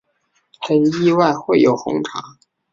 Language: Chinese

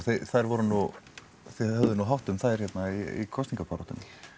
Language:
Icelandic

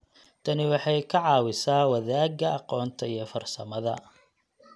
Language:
Somali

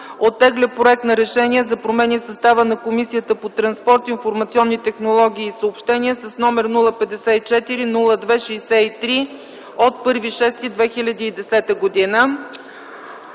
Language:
Bulgarian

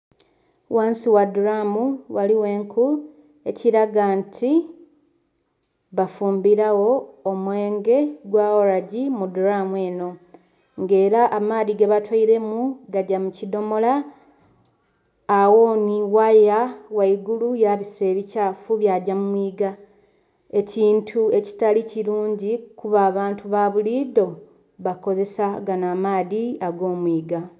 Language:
Soga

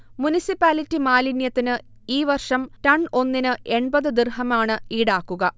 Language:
Malayalam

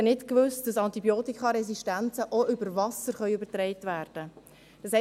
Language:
Swiss German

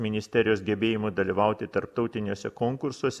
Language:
Lithuanian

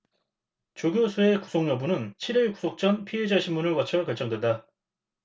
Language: Korean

